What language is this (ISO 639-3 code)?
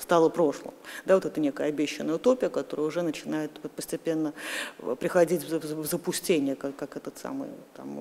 rus